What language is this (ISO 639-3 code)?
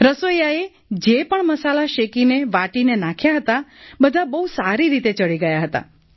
guj